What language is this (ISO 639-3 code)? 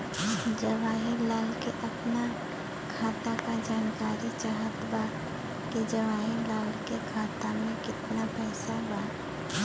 bho